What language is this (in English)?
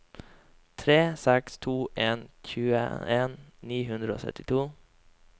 Norwegian